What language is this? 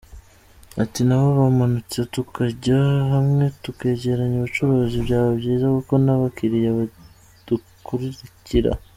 Kinyarwanda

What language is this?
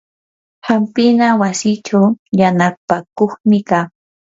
Yanahuanca Pasco Quechua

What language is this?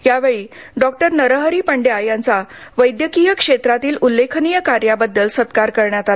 Marathi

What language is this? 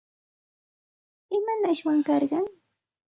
Santa Ana de Tusi Pasco Quechua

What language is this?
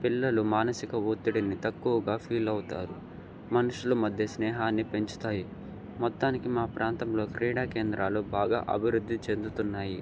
Telugu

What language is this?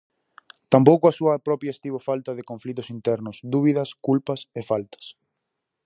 Galician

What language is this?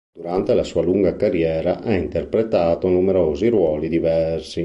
Italian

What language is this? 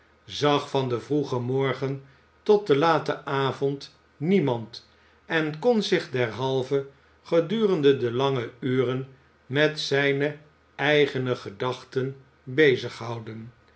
Dutch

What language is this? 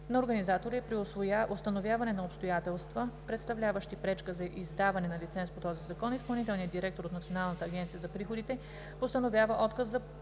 Bulgarian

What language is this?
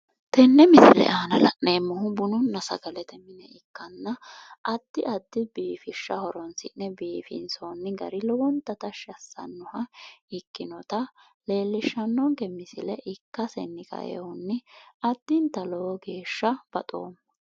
Sidamo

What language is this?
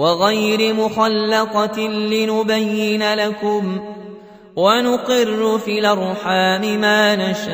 Arabic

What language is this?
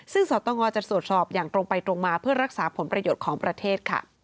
Thai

